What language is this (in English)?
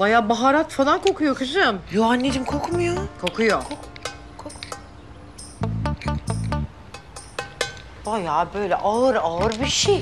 Turkish